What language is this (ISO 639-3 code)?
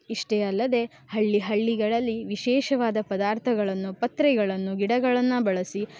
kan